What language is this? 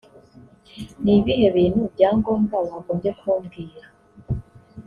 Kinyarwanda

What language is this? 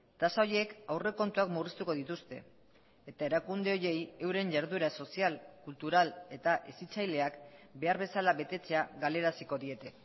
Basque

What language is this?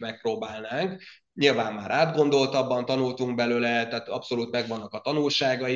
Hungarian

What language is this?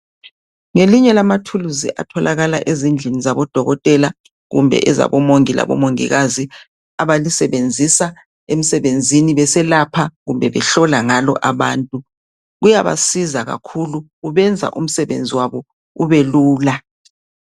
North Ndebele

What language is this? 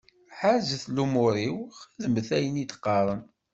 Kabyle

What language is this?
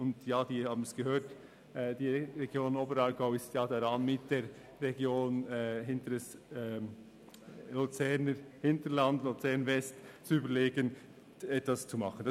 Swiss German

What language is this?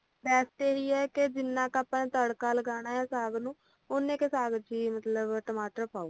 Punjabi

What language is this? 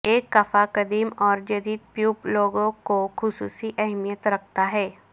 Urdu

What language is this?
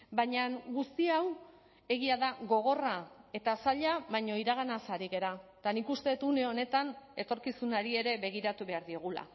Basque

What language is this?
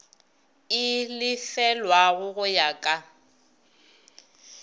Northern Sotho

